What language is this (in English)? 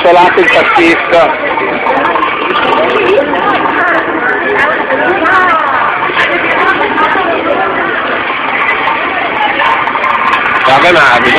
Italian